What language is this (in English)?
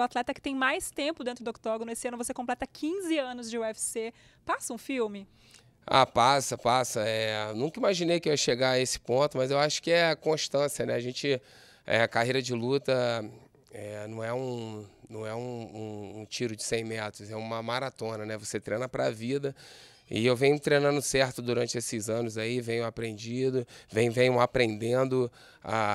Portuguese